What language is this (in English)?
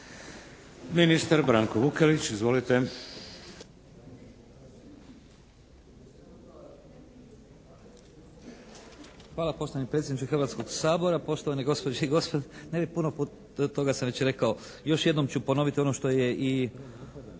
Croatian